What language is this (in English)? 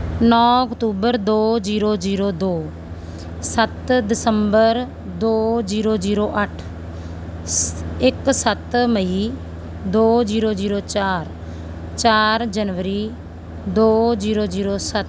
Punjabi